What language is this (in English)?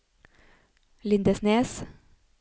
Norwegian